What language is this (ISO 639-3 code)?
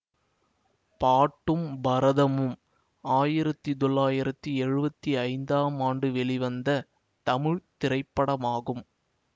tam